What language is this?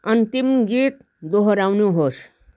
Nepali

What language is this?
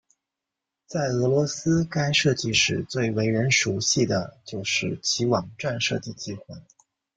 Chinese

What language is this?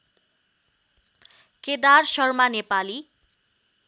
Nepali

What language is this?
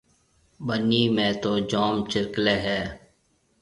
Marwari (Pakistan)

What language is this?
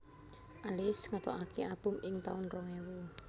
Javanese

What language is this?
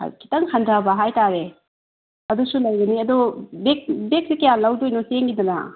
Manipuri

